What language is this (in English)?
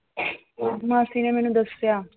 Punjabi